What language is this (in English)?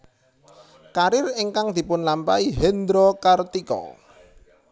Javanese